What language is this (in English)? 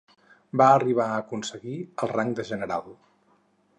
Catalan